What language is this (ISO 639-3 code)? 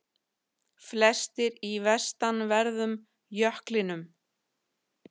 isl